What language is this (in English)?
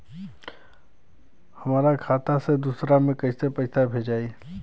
Bhojpuri